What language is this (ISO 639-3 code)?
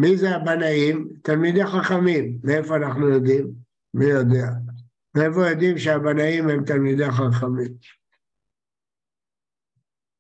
heb